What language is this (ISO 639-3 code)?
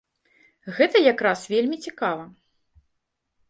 bel